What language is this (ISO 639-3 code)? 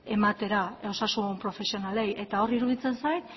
eus